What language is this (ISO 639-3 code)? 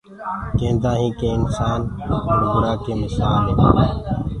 ggg